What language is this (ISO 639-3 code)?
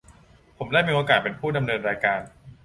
tha